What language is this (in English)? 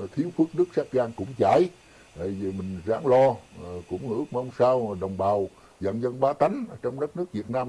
Vietnamese